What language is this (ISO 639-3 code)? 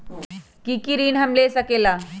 mag